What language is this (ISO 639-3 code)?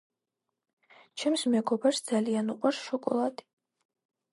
kat